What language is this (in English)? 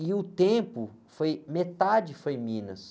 Portuguese